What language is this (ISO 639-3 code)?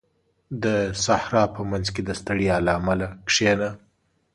pus